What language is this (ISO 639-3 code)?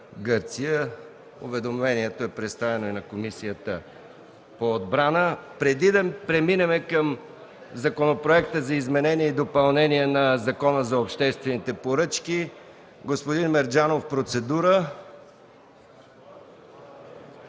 bul